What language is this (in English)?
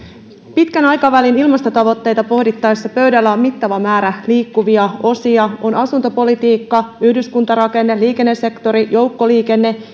Finnish